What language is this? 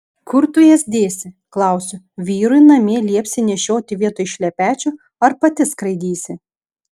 Lithuanian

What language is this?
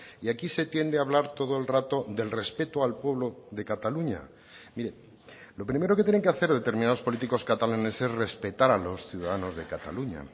Spanish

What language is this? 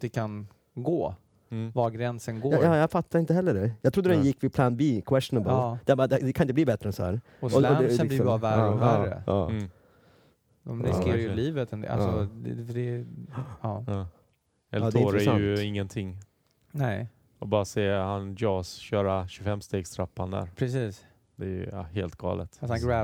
Swedish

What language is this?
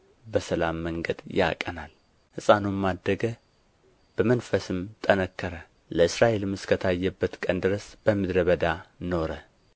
Amharic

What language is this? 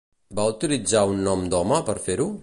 Catalan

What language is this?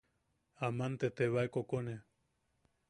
Yaqui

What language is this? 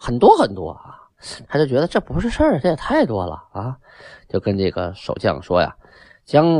Chinese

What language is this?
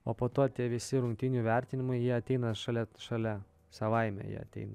Lithuanian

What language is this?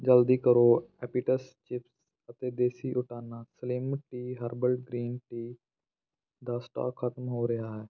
Punjabi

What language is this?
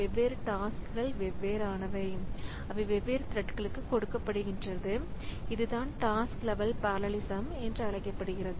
Tamil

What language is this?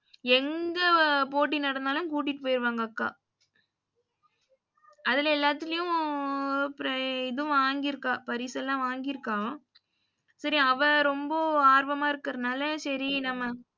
Tamil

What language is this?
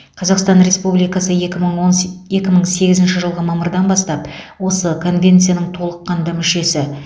Kazakh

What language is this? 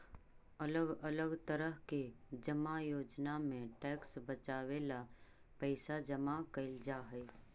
Magahi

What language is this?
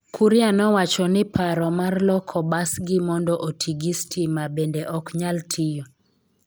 Luo (Kenya and Tanzania)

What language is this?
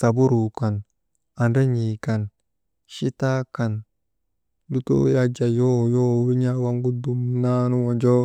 Maba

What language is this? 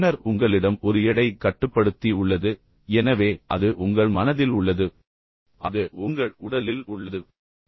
Tamil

